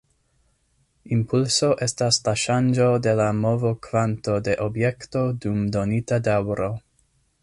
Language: Esperanto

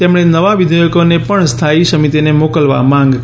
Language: Gujarati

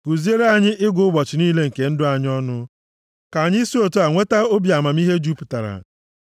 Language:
Igbo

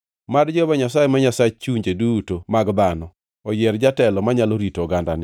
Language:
Luo (Kenya and Tanzania)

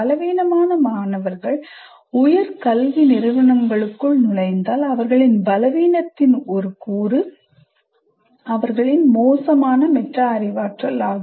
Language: Tamil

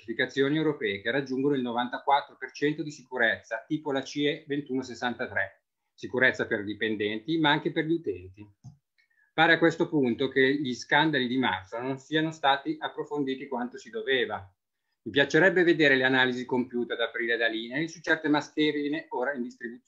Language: Italian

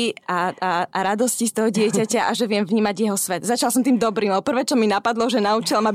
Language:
Slovak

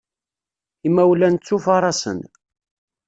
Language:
Kabyle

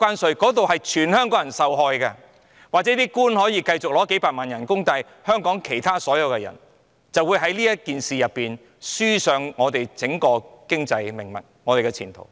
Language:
Cantonese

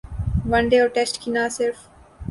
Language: Urdu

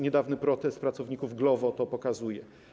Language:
Polish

